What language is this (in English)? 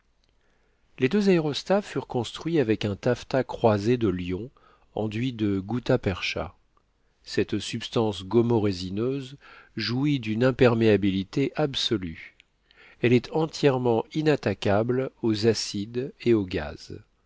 French